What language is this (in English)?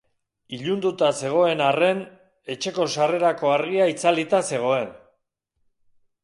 Basque